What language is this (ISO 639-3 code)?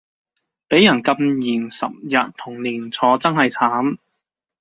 yue